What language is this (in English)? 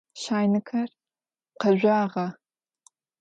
Adyghe